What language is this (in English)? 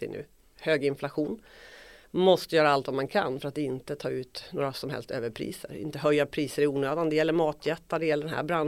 Swedish